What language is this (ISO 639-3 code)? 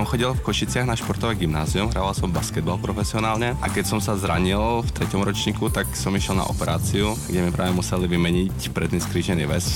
slk